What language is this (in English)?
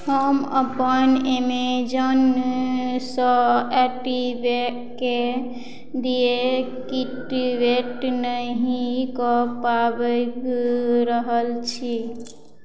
Maithili